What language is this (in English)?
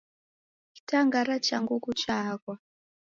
Taita